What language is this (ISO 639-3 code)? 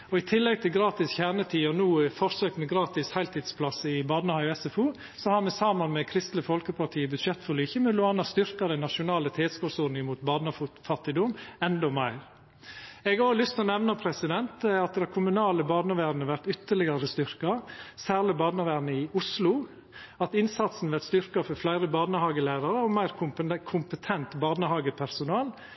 nno